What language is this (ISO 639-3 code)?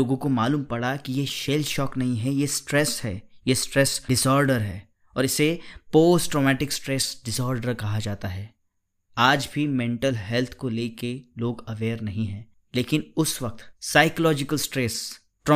hin